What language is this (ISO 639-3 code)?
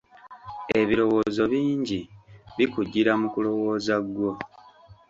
lug